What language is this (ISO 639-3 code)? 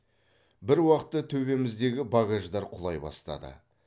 kaz